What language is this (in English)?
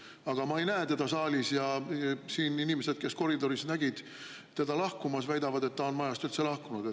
Estonian